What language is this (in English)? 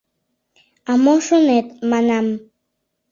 Mari